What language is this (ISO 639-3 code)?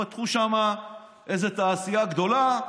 heb